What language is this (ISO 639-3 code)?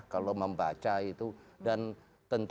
ind